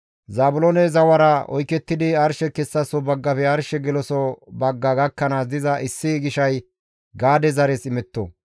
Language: Gamo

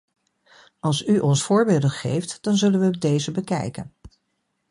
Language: Dutch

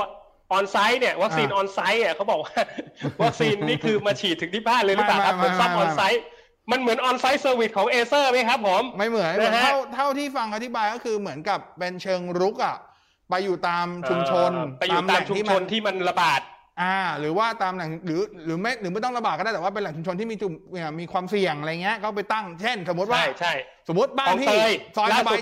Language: Thai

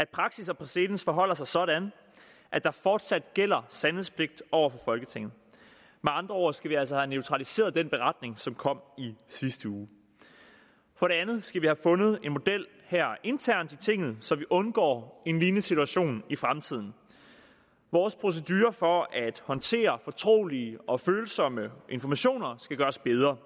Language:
Danish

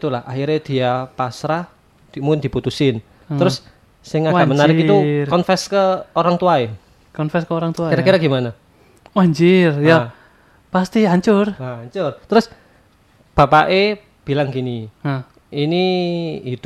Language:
Indonesian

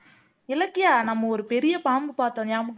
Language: Tamil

